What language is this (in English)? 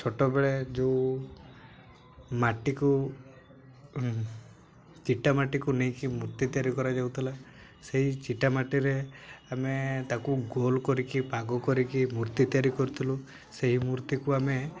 Odia